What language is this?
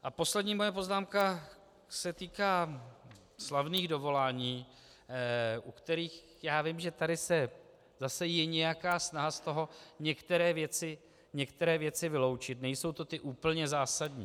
Czech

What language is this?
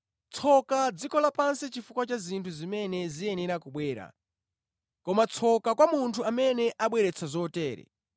Nyanja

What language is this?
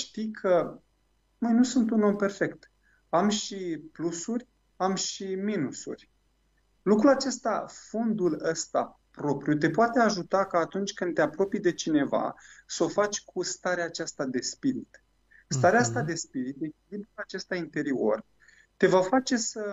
Romanian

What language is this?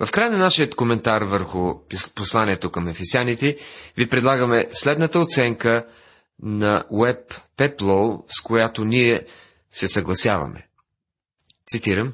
Bulgarian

